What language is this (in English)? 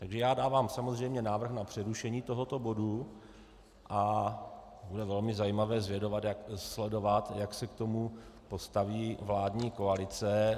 Czech